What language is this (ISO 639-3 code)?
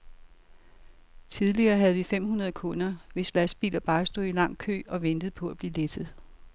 dan